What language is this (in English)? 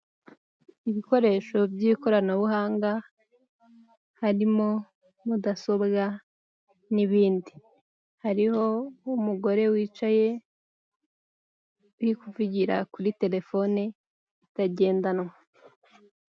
Kinyarwanda